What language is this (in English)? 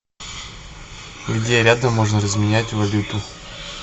Russian